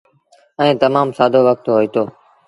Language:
Sindhi Bhil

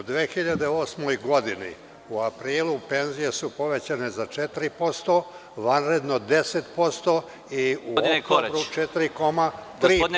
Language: Serbian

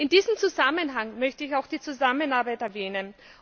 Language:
German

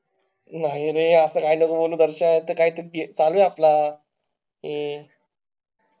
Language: Marathi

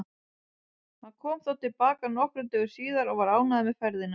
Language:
Icelandic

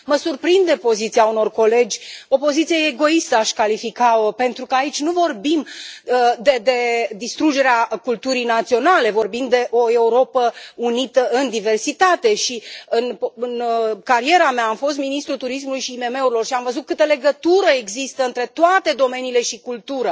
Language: Romanian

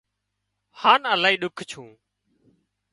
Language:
Wadiyara Koli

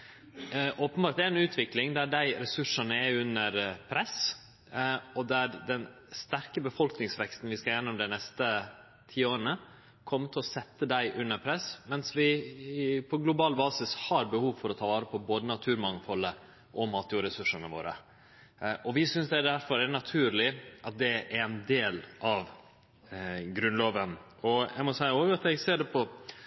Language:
Norwegian Nynorsk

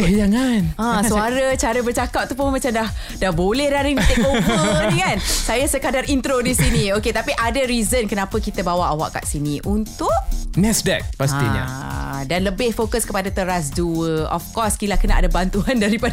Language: Malay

